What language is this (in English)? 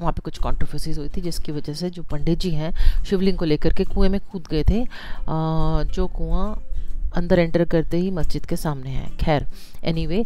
Hindi